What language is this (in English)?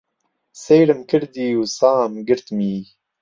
Central Kurdish